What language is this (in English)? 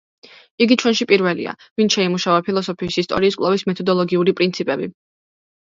Georgian